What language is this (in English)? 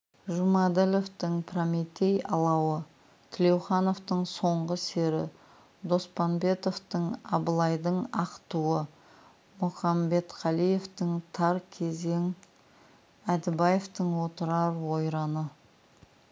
Kazakh